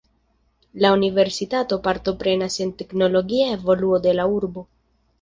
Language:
Esperanto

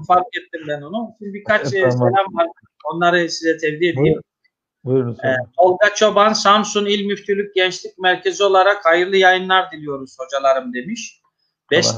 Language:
Turkish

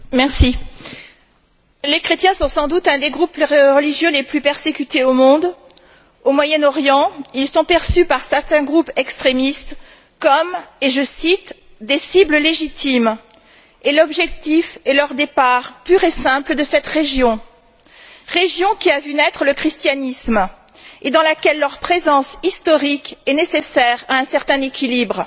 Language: French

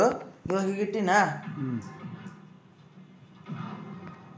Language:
Kannada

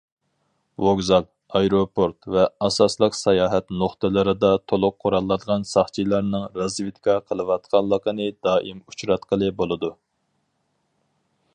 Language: Uyghur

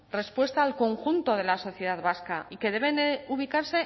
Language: Spanish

